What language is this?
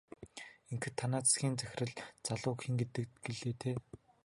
Mongolian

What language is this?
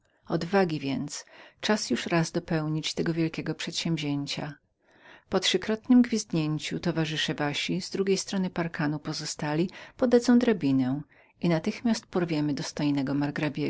Polish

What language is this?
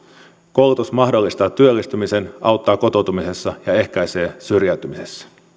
Finnish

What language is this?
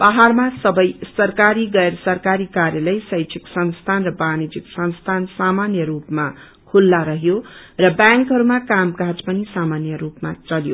Nepali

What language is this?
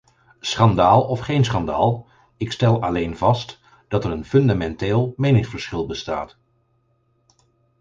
Dutch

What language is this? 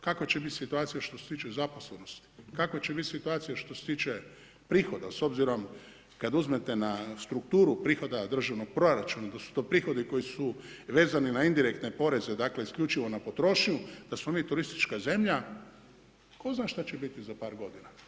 Croatian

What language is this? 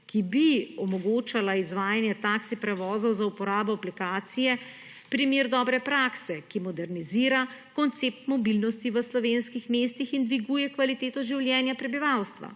Slovenian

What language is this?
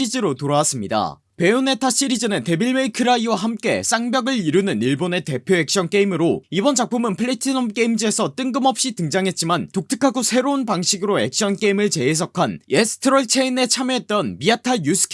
Korean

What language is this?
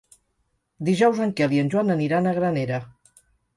Catalan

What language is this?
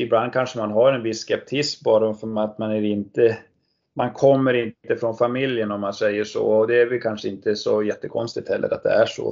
Swedish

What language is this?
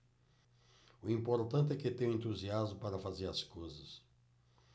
Portuguese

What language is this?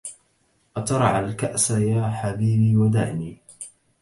Arabic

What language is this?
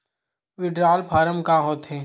Chhattisgarhi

